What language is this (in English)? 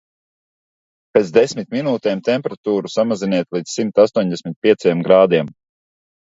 Latvian